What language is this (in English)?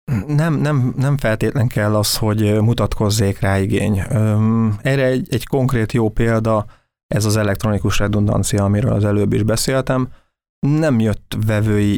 Hungarian